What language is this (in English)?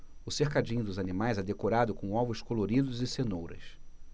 Portuguese